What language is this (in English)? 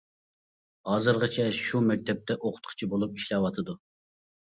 Uyghur